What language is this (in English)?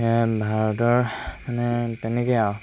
Assamese